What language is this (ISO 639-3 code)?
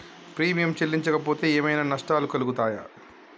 tel